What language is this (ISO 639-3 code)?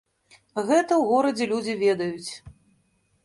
bel